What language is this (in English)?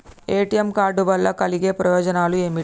Telugu